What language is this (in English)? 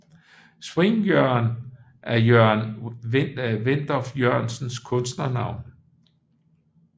Danish